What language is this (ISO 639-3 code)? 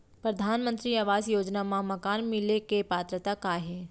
hne